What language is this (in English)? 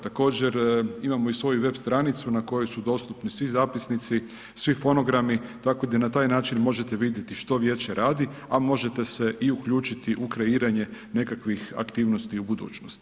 Croatian